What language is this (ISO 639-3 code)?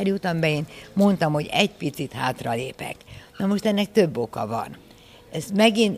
hun